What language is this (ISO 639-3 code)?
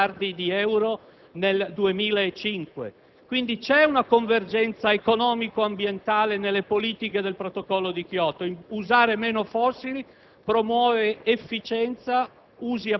ita